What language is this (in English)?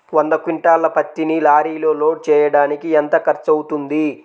Telugu